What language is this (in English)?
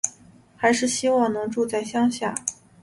Chinese